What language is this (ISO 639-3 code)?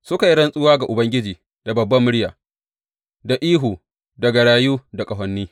hau